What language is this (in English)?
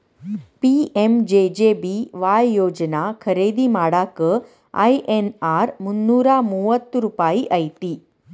Kannada